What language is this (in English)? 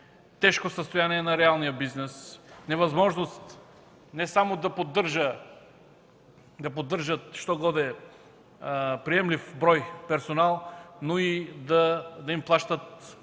Bulgarian